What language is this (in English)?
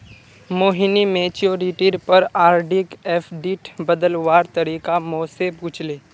Magahi